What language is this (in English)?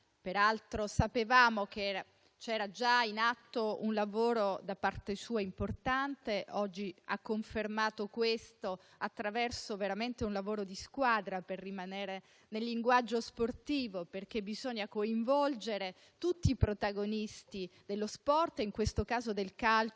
Italian